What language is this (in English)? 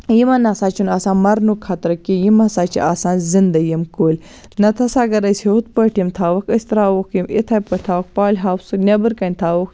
Kashmiri